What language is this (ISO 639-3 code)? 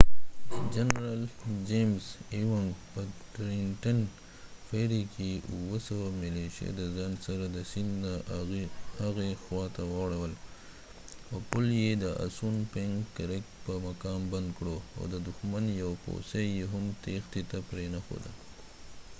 pus